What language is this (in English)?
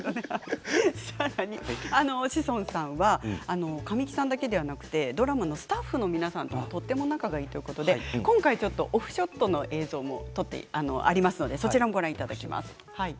Japanese